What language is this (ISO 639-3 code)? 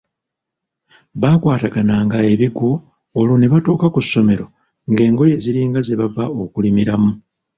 lug